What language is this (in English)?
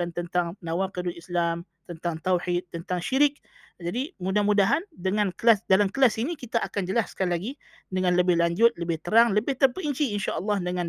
Malay